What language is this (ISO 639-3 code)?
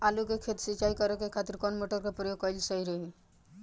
bho